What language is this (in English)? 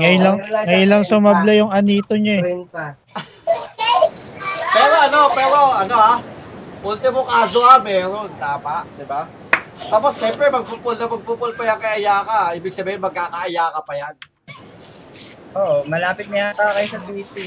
Filipino